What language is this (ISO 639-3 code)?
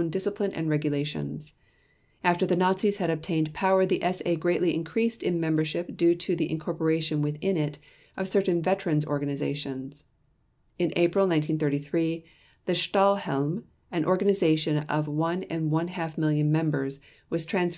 eng